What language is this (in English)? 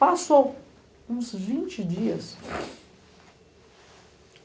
Portuguese